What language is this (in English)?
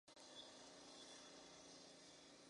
Spanish